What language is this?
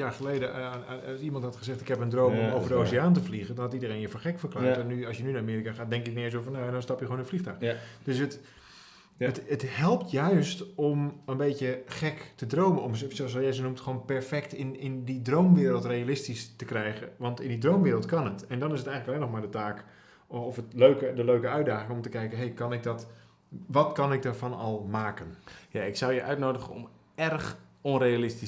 Dutch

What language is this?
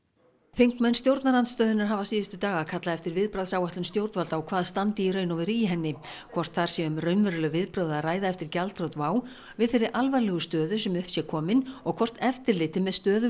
Icelandic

